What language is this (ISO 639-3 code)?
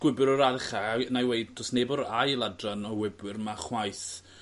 cym